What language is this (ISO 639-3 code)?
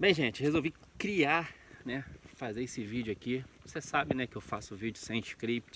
por